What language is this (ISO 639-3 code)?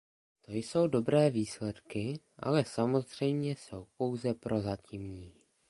ces